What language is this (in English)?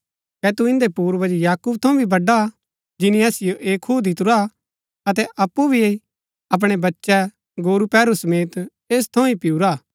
Gaddi